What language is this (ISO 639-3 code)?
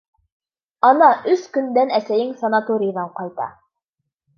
bak